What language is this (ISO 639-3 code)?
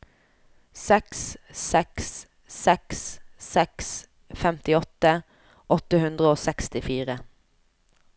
nor